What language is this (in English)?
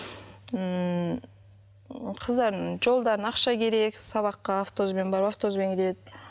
Kazakh